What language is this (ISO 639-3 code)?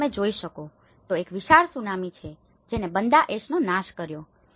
guj